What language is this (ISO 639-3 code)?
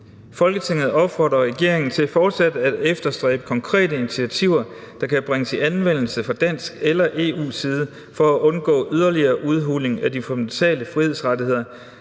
dan